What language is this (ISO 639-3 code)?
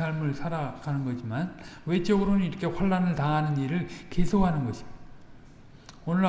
kor